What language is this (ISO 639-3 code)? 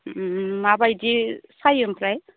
brx